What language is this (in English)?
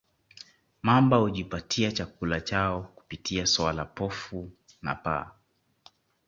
Swahili